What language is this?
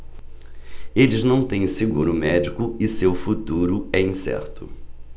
Portuguese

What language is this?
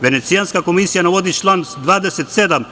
Serbian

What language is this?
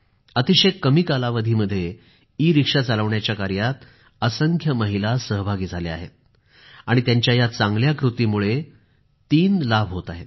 Marathi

